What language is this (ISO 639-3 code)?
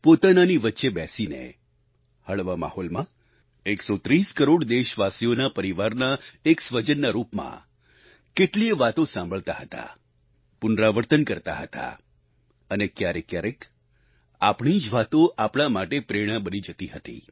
guj